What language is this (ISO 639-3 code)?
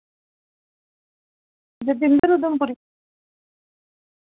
doi